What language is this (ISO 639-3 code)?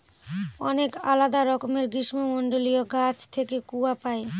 ben